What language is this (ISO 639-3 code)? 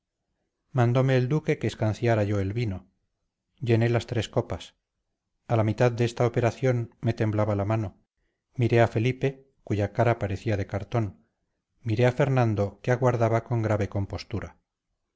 spa